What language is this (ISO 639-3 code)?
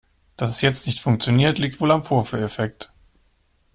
deu